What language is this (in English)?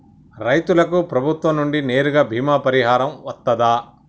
Telugu